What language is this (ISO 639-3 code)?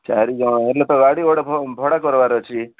ori